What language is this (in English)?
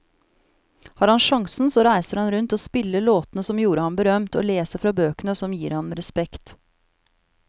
Norwegian